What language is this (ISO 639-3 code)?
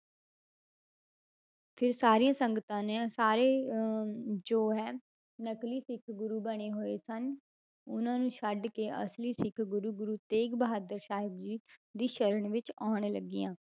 pan